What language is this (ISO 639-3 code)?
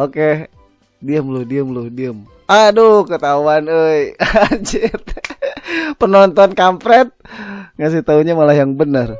ind